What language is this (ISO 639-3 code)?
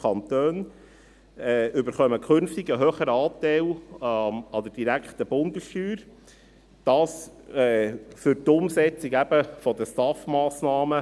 gsw